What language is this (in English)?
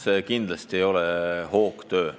Estonian